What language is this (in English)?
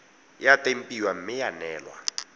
Tswana